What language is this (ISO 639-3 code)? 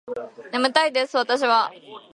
jpn